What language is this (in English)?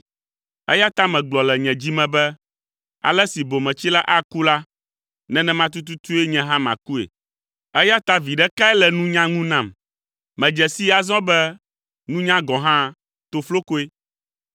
Ewe